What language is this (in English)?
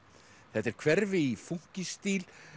Icelandic